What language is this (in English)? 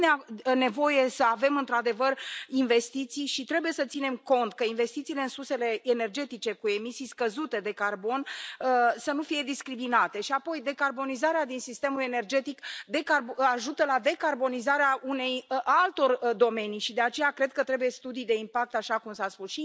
Romanian